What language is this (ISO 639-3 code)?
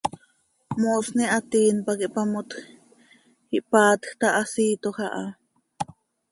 sei